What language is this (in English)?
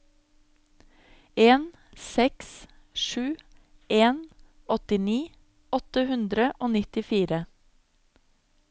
Norwegian